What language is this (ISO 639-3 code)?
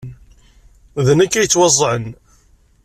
kab